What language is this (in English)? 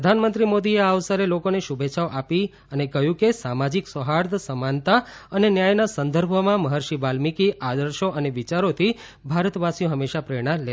Gujarati